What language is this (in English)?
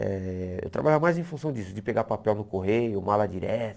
Portuguese